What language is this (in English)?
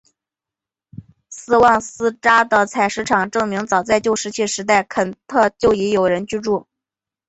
Chinese